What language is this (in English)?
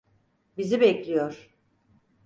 Turkish